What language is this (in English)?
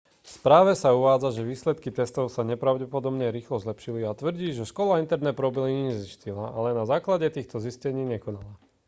Slovak